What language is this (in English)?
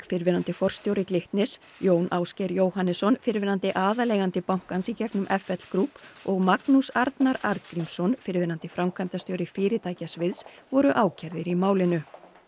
Icelandic